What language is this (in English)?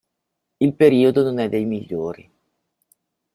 Italian